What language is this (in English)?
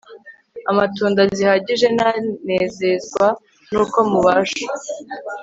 Kinyarwanda